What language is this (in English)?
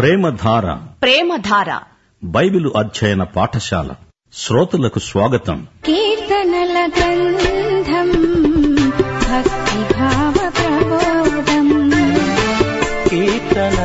Telugu